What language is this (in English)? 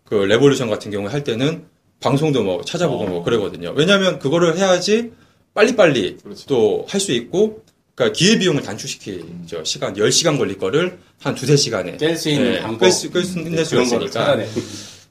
Korean